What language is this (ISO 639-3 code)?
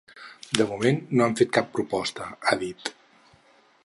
cat